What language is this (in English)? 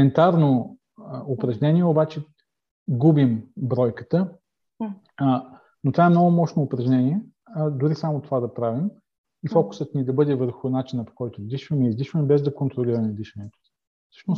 Bulgarian